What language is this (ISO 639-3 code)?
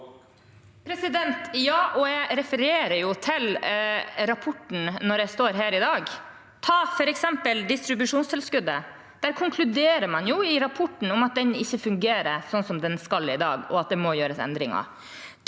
nor